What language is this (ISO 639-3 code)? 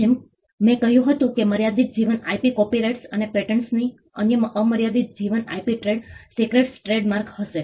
guj